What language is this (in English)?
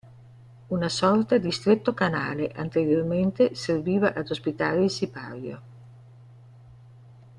Italian